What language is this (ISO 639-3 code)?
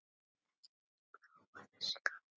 isl